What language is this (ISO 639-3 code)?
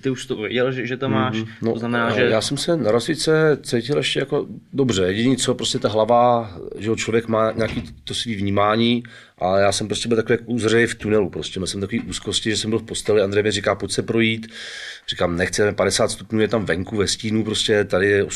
ces